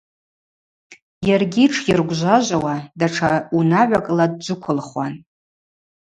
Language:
Abaza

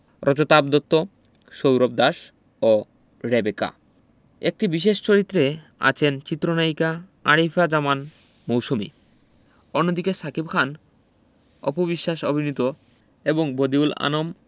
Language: Bangla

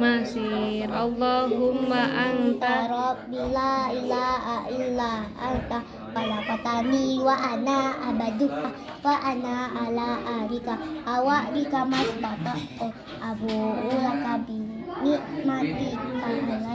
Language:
Indonesian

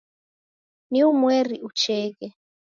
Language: Taita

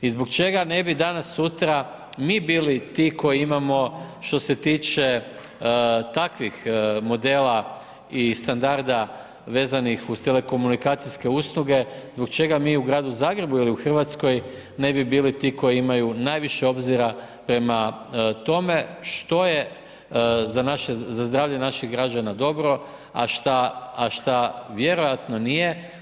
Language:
Croatian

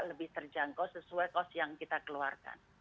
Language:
Indonesian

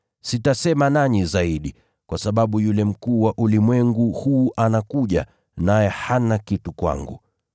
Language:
Swahili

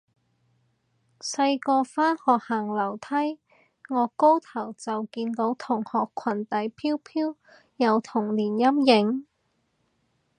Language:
Cantonese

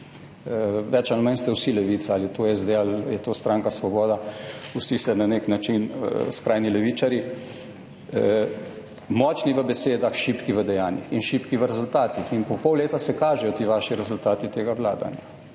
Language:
Slovenian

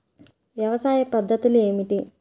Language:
Telugu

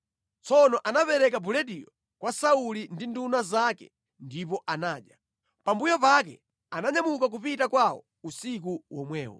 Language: Nyanja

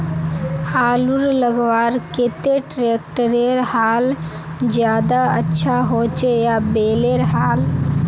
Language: Magahi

